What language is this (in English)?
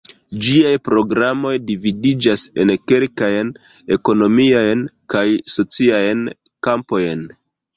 Esperanto